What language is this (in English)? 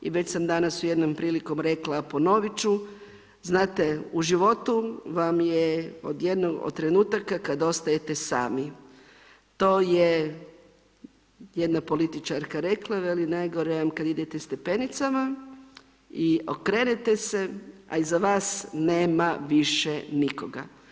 Croatian